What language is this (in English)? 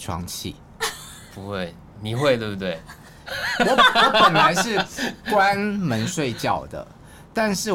Chinese